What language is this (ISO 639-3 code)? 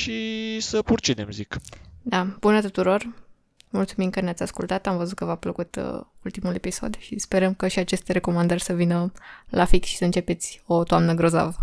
ron